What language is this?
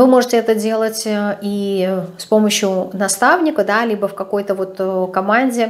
Russian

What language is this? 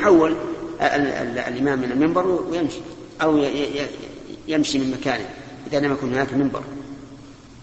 Arabic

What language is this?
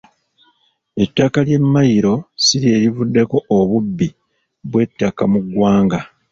Ganda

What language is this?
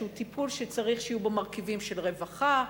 Hebrew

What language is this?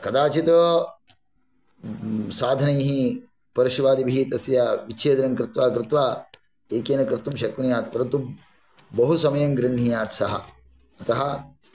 Sanskrit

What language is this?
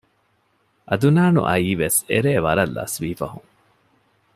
Divehi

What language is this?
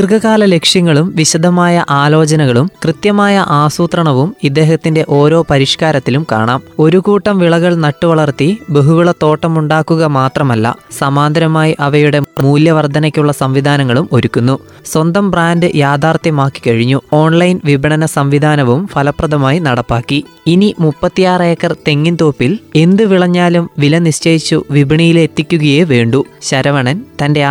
Malayalam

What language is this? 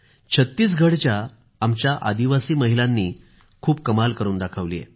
Marathi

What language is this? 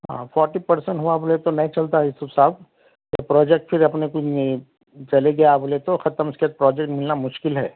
Urdu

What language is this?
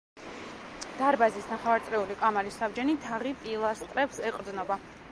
Georgian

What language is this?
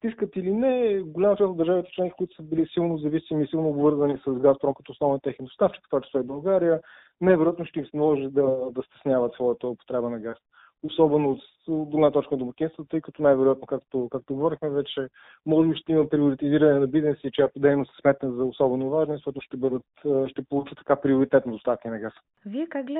Bulgarian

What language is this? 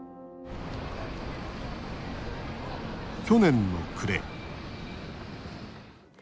Japanese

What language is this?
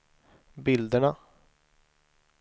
Swedish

